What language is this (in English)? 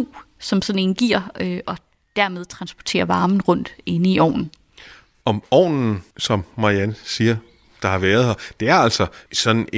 Danish